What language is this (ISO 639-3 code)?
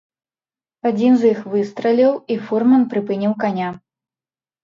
bel